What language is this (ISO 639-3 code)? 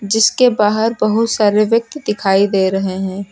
hin